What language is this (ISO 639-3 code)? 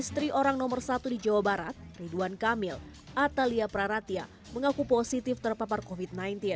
ind